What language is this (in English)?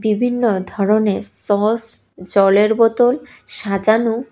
Bangla